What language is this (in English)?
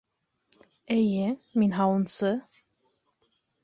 Bashkir